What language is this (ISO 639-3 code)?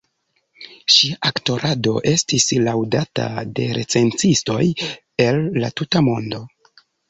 epo